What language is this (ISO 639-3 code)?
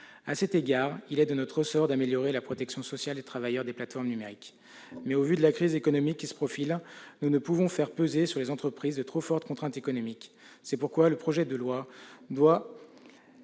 fra